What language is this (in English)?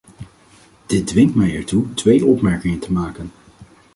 Dutch